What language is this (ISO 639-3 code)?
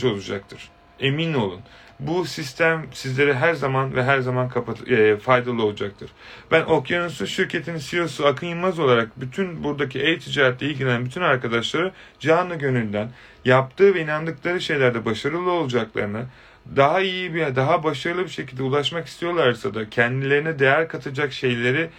tur